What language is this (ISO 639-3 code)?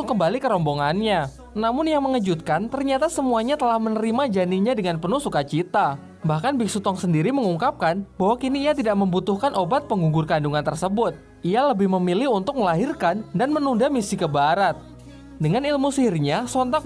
ind